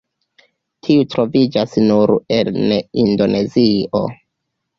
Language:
Esperanto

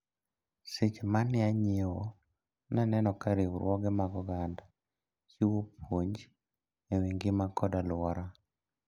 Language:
Luo (Kenya and Tanzania)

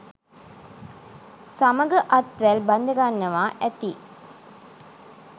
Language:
Sinhala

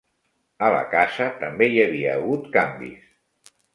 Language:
Catalan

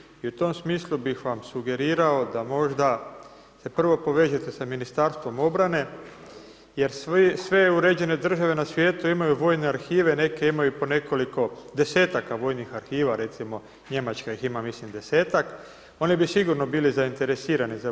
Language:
Croatian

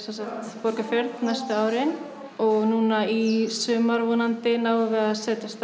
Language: Icelandic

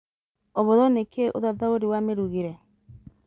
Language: Kikuyu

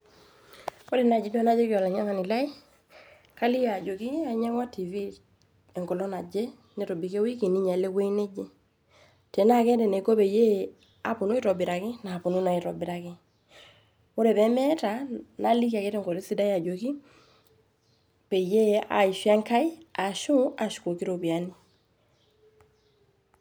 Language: Masai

